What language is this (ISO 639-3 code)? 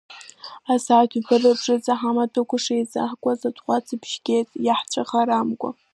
abk